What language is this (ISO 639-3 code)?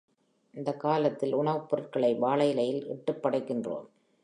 tam